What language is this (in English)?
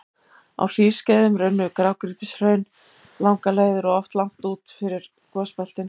Icelandic